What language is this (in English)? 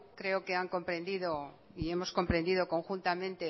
Spanish